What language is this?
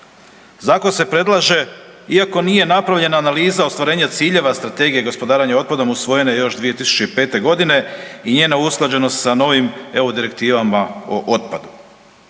Croatian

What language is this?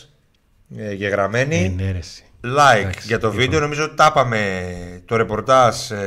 Greek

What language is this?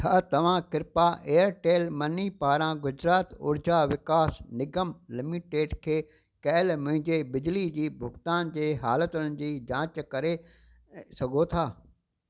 Sindhi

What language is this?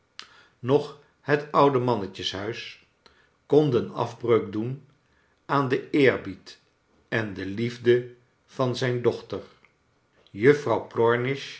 Dutch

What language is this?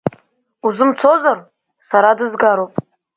Abkhazian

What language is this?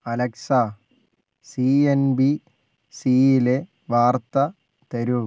Malayalam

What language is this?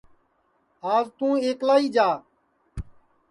Sansi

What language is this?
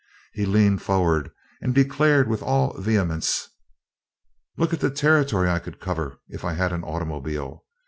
English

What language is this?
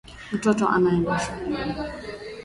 Swahili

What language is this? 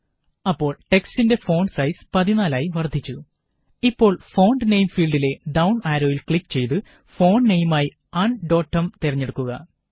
Malayalam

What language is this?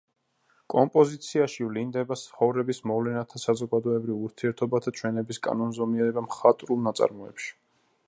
Georgian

